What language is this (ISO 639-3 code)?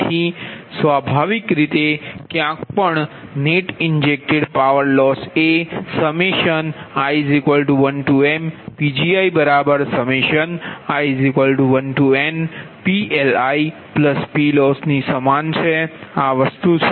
guj